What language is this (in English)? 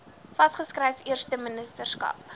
Afrikaans